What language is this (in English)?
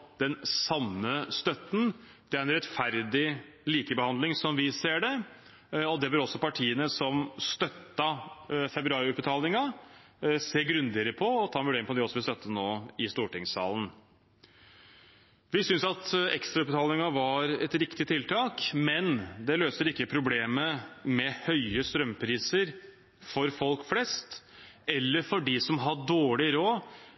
Norwegian Bokmål